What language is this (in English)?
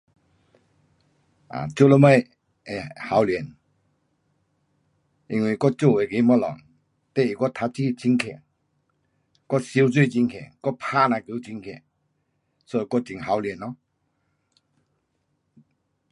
Pu-Xian Chinese